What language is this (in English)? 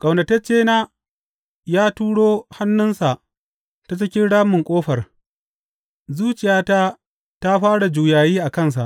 Hausa